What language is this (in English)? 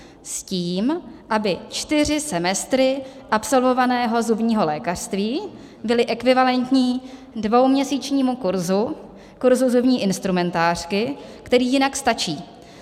Czech